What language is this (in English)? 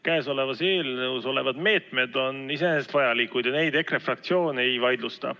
Estonian